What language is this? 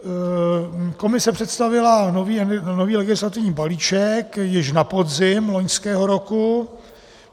Czech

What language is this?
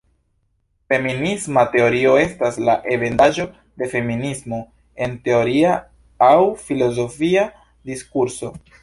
Esperanto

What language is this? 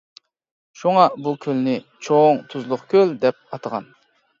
Uyghur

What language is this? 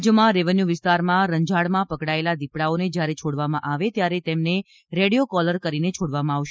Gujarati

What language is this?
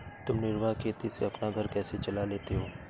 Hindi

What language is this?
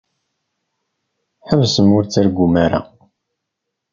Kabyle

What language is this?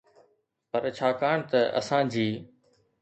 Sindhi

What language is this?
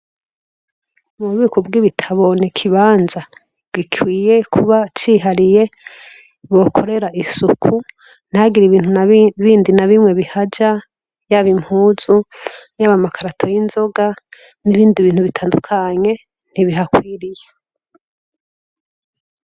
Rundi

